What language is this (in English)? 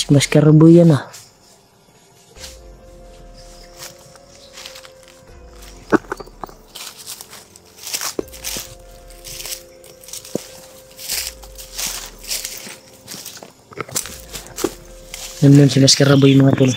Filipino